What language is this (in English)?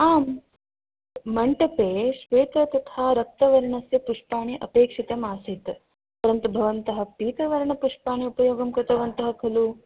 Sanskrit